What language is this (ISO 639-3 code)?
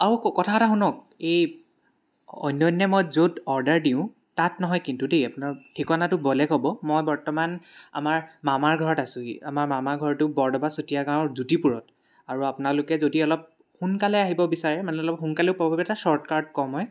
asm